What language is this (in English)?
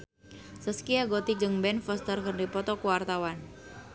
Sundanese